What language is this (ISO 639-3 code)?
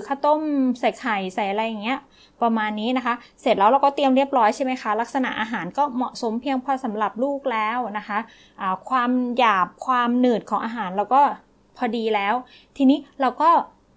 tha